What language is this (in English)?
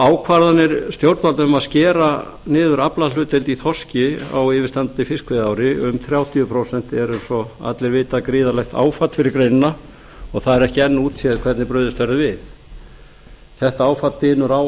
Icelandic